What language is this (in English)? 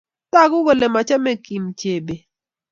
Kalenjin